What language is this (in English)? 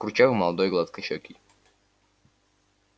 Russian